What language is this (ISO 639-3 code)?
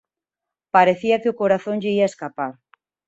glg